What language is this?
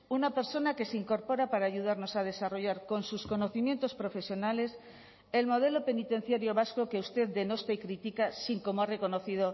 Spanish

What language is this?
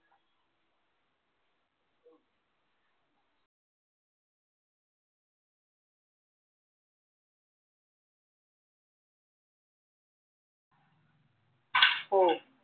Marathi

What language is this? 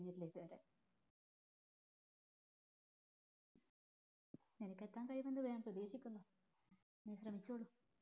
Malayalam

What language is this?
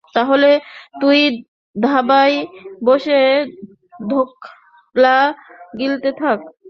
Bangla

